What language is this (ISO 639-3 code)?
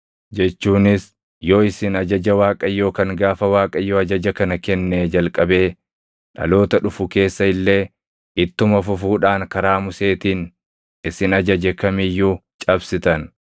orm